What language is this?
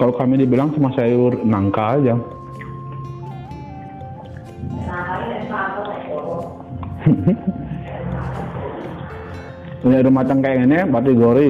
Indonesian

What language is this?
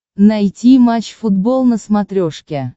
Russian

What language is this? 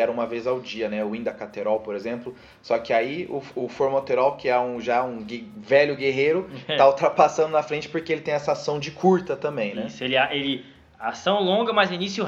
Portuguese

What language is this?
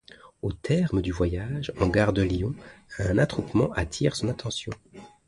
French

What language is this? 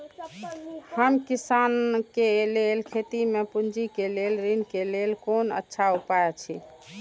Maithili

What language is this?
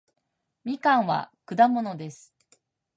Japanese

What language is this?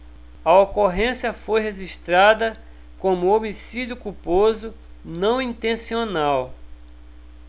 Portuguese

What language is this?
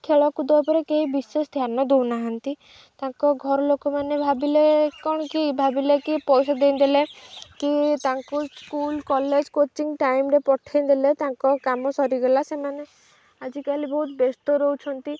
Odia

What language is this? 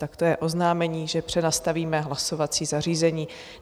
Czech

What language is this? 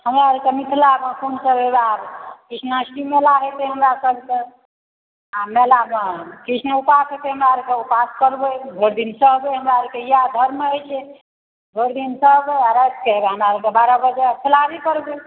Maithili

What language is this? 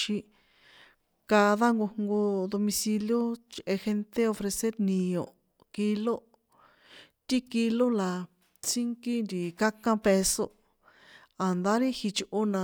San Juan Atzingo Popoloca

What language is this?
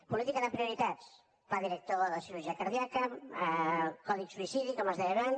Catalan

